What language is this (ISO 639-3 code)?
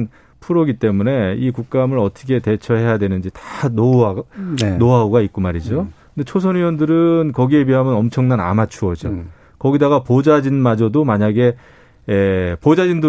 kor